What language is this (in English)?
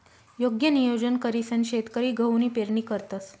Marathi